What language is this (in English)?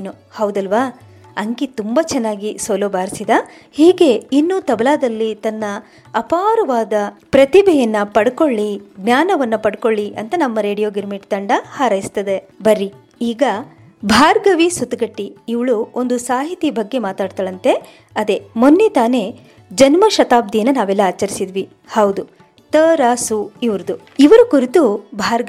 Kannada